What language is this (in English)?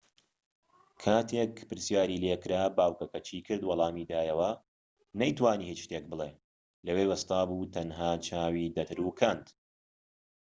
Central Kurdish